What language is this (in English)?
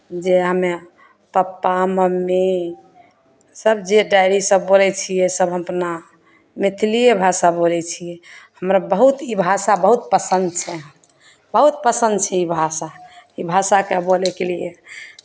Maithili